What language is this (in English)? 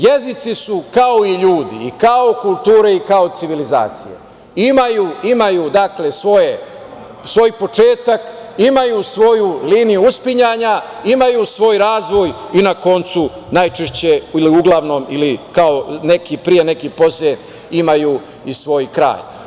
Serbian